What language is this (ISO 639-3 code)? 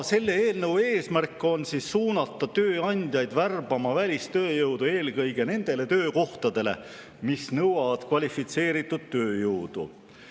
est